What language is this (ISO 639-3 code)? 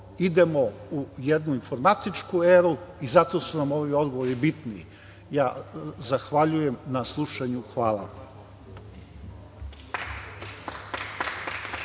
srp